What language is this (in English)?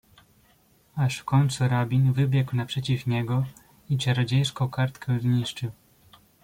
Polish